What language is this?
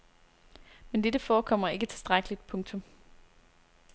Danish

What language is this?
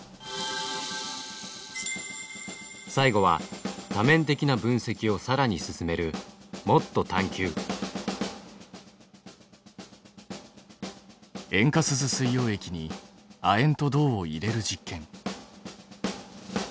Japanese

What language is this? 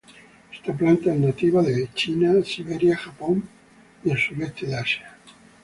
Spanish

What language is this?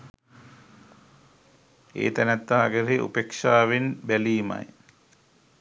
Sinhala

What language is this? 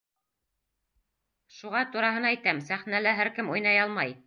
Bashkir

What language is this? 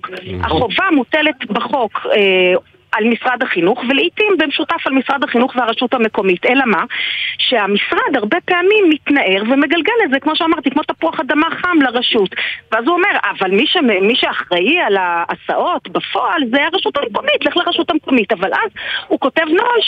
Hebrew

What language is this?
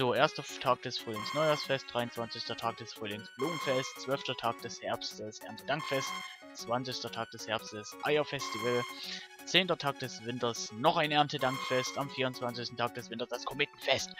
German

